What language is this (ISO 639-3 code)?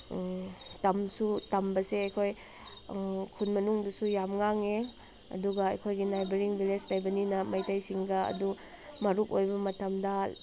mni